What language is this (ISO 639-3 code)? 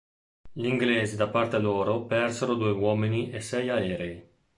ita